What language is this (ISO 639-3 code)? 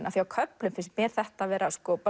isl